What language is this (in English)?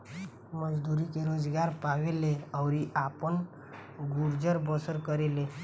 Bhojpuri